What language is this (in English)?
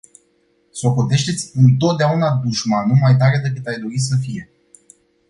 Romanian